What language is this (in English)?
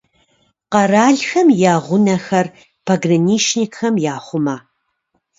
Kabardian